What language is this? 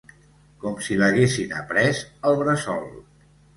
Catalan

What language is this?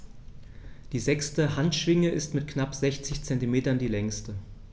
German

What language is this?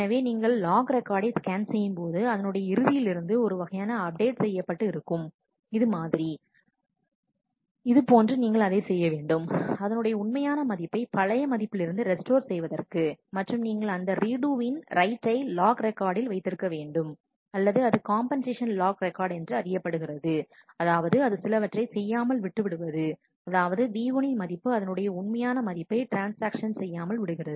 Tamil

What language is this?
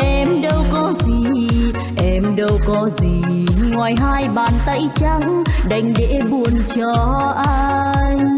Vietnamese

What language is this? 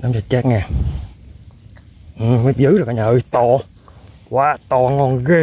Vietnamese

